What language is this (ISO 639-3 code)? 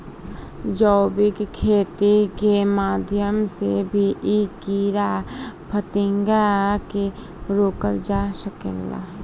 bho